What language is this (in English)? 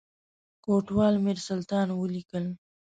Pashto